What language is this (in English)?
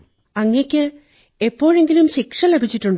Malayalam